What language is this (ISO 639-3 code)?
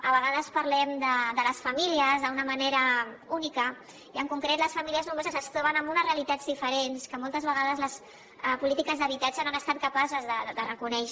cat